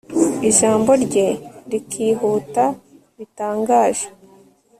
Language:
Kinyarwanda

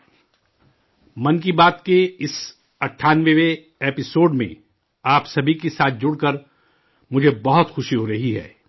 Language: Urdu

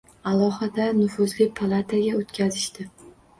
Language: Uzbek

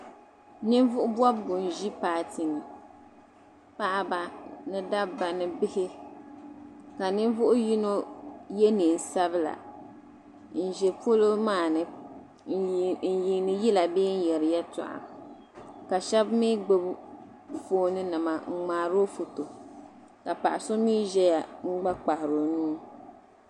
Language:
Dagbani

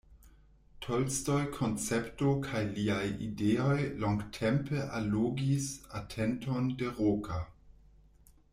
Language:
Esperanto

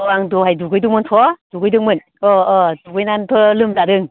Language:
Bodo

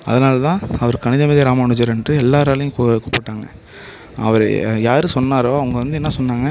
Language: Tamil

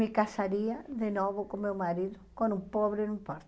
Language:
Portuguese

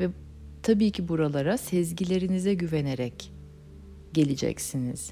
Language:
Turkish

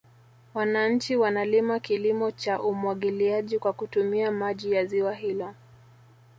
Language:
Swahili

